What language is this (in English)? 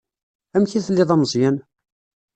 Kabyle